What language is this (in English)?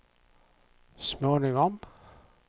Swedish